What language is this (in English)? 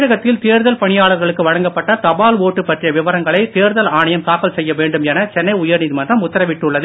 Tamil